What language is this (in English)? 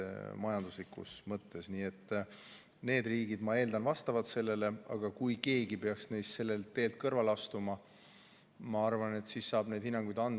Estonian